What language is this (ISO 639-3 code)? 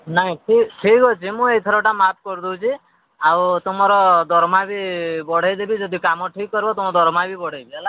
ori